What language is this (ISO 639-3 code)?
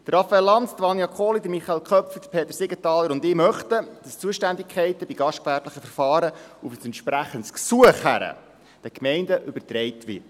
gsw